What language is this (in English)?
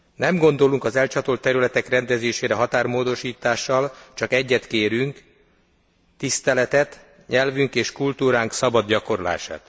Hungarian